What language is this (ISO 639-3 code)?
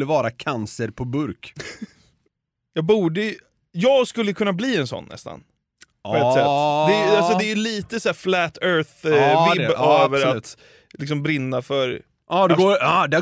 swe